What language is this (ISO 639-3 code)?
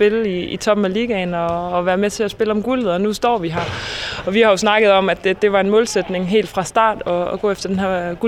dan